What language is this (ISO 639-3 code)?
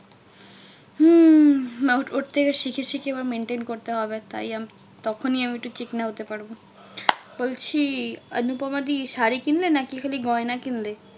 ben